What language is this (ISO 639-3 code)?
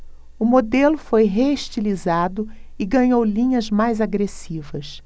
por